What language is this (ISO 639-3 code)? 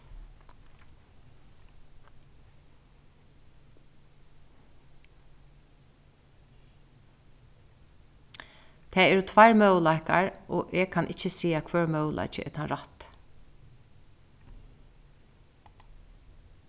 fao